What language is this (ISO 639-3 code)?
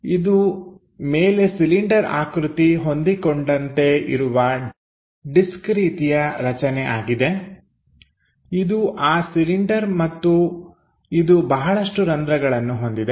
kan